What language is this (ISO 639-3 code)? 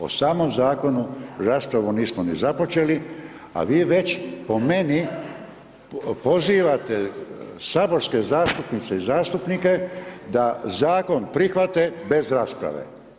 hrv